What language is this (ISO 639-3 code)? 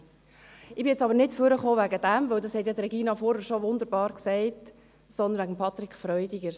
gsw